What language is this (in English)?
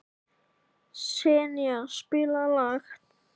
Icelandic